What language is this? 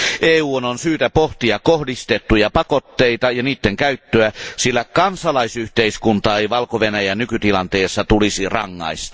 Finnish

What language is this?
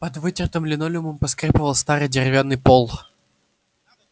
Russian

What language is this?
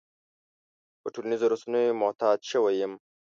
Pashto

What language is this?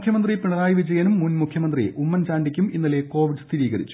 Malayalam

